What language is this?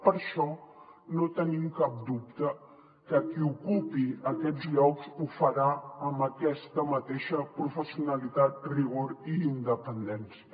Catalan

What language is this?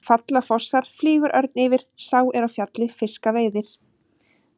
Icelandic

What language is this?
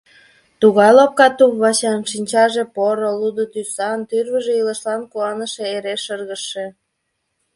Mari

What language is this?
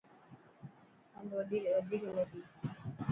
Dhatki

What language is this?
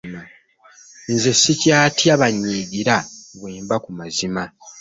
Ganda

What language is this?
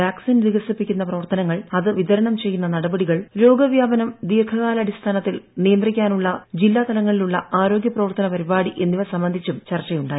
Malayalam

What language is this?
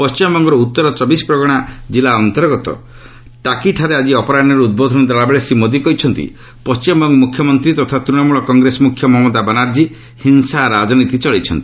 Odia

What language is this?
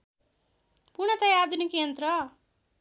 Nepali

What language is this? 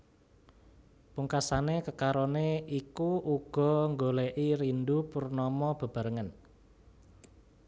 Javanese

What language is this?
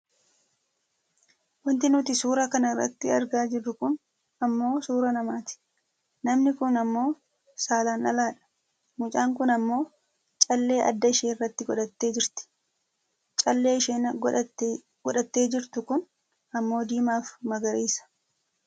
Oromo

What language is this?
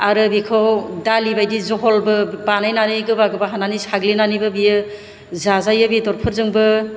Bodo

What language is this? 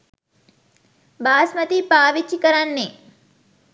Sinhala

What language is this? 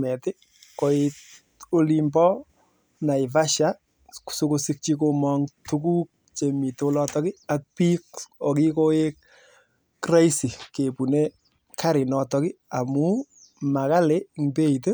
Kalenjin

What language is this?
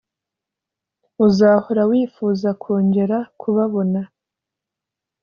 Kinyarwanda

